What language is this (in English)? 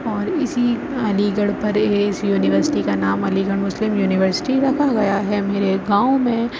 Urdu